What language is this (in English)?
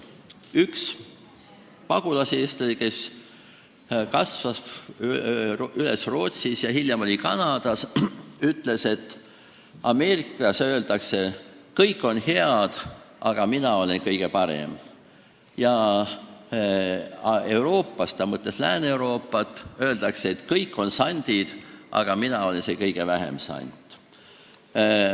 Estonian